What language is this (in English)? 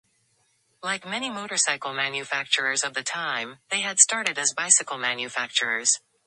English